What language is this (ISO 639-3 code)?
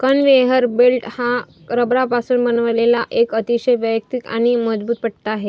mar